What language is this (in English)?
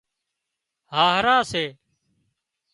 Wadiyara Koli